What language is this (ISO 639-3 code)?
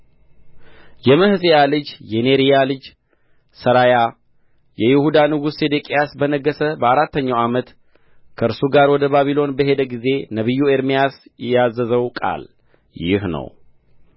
amh